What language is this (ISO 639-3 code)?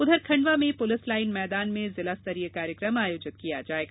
hin